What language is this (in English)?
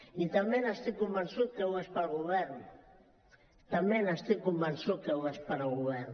Catalan